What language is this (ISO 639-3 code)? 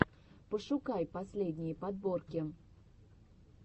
rus